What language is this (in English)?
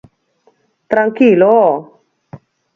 Galician